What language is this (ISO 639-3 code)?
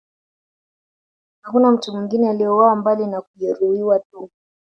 swa